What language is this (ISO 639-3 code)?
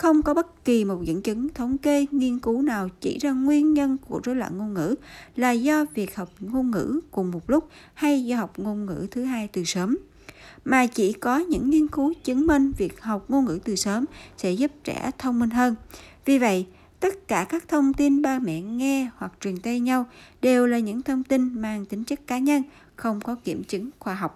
vie